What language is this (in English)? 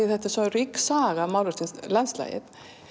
Icelandic